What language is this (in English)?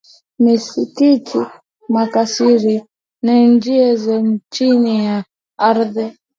Swahili